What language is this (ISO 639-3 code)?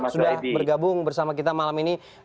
ind